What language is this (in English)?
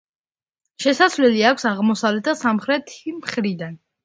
Georgian